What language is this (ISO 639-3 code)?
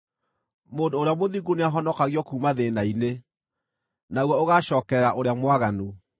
kik